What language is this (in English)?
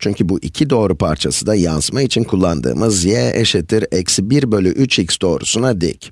Turkish